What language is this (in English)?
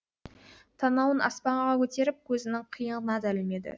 Kazakh